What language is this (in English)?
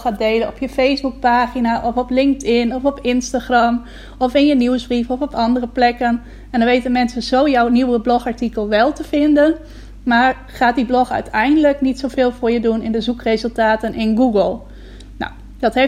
Dutch